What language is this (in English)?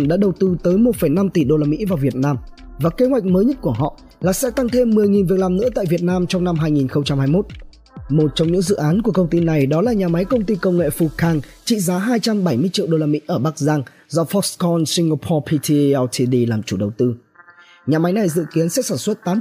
Vietnamese